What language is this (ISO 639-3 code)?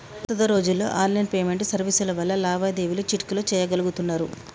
tel